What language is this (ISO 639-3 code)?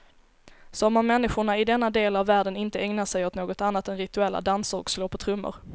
swe